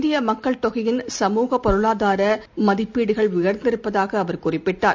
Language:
Tamil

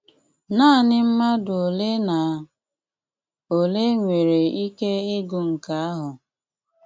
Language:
Igbo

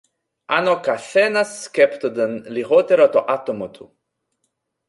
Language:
Greek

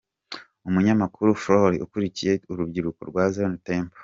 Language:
Kinyarwanda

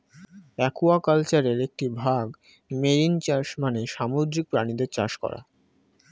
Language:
Bangla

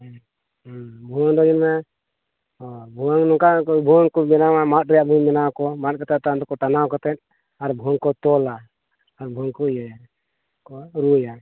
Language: Santali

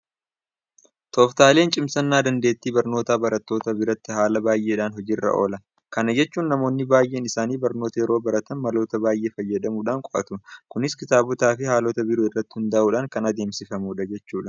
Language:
Oromo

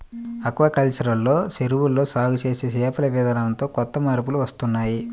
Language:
Telugu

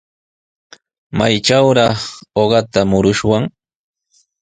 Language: Sihuas Ancash Quechua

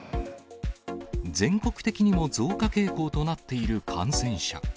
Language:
Japanese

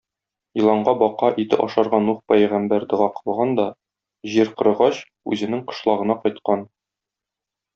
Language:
Tatar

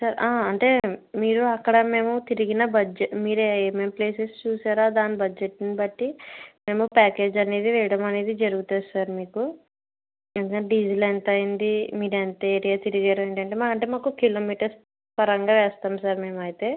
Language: Telugu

